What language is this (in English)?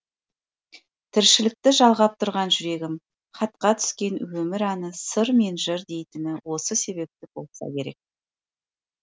Kazakh